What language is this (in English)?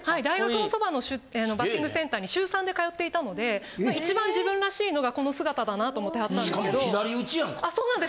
Japanese